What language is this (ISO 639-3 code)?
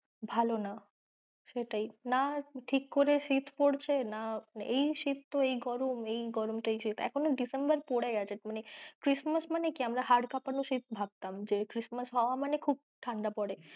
ben